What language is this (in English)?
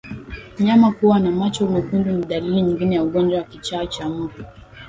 Swahili